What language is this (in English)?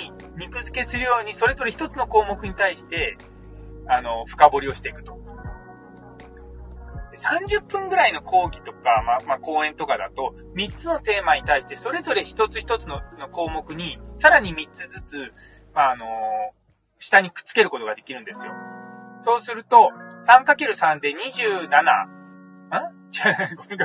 Japanese